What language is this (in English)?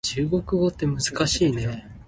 Min Nan Chinese